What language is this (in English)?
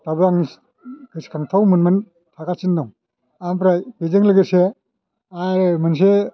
Bodo